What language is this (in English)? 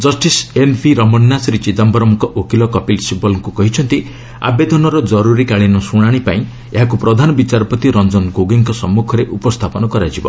Odia